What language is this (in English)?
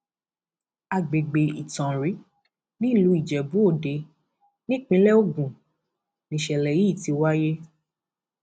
Yoruba